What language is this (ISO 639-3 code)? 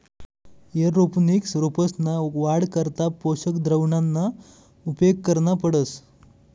mar